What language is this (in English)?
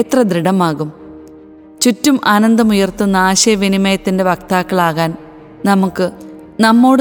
Malayalam